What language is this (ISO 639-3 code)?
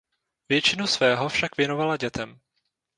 ces